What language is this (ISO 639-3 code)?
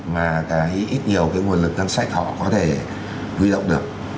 vie